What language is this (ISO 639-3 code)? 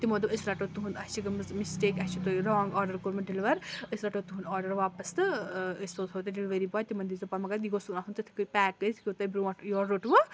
kas